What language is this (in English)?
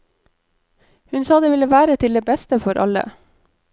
Norwegian